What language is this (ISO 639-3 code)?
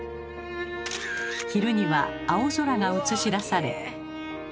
jpn